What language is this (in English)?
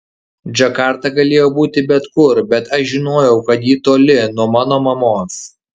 Lithuanian